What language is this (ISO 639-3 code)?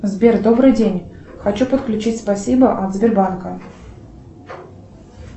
rus